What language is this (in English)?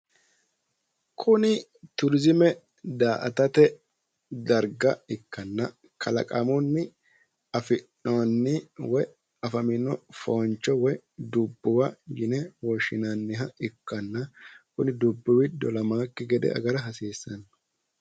Sidamo